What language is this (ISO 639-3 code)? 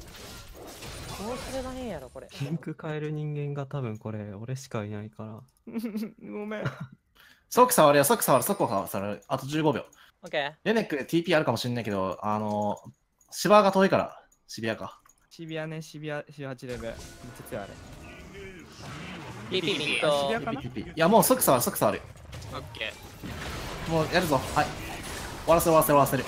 jpn